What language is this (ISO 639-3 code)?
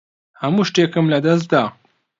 ckb